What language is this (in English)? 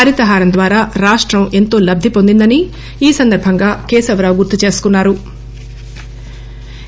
Telugu